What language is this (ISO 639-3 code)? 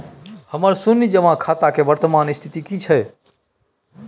mai